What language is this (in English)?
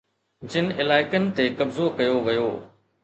Sindhi